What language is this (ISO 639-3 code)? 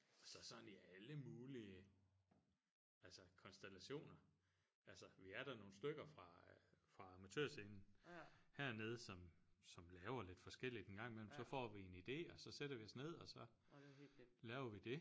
dan